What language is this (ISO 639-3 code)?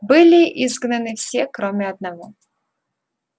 rus